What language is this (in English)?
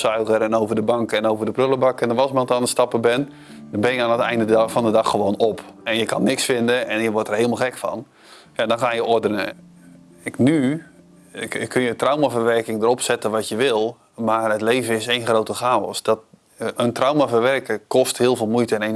Dutch